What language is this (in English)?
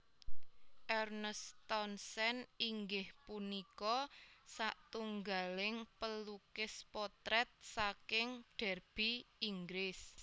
Javanese